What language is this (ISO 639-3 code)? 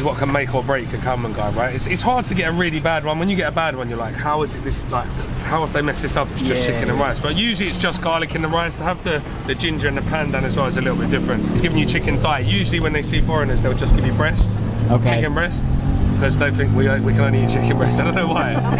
eng